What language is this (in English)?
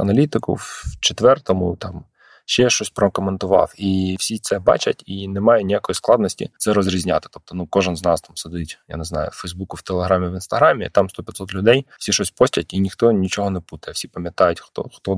Ukrainian